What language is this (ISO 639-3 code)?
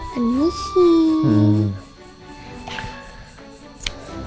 ind